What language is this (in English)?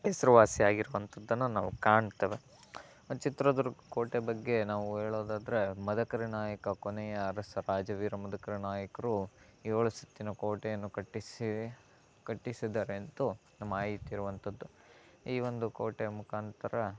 Kannada